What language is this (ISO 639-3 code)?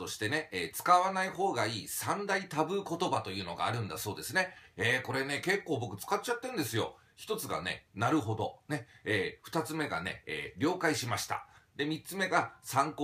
jpn